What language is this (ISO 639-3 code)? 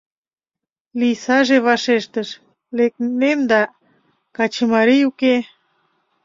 chm